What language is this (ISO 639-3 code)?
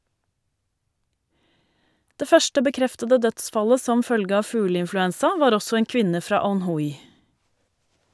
nor